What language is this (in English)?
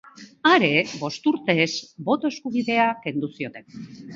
Basque